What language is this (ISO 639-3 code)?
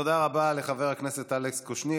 heb